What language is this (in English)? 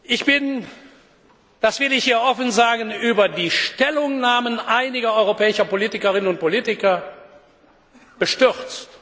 German